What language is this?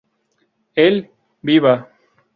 Spanish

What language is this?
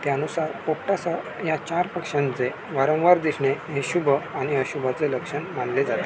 Marathi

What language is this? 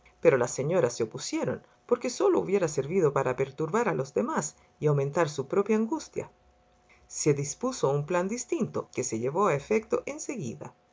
Spanish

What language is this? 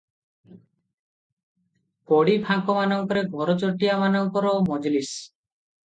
Odia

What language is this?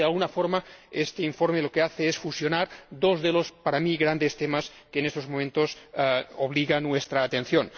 Spanish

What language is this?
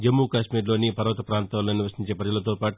Telugu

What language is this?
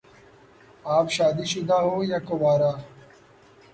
Urdu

